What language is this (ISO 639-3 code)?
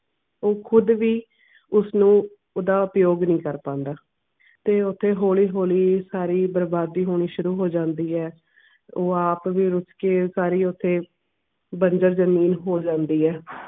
pan